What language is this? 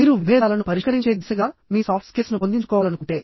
Telugu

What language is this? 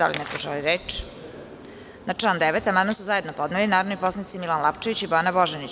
Serbian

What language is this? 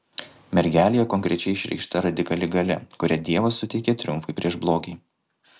Lithuanian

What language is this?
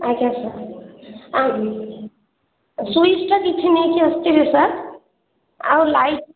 Odia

